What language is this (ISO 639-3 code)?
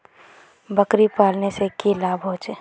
mag